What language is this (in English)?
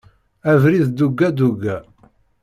Kabyle